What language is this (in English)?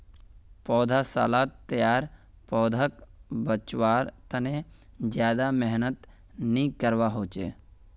Magahi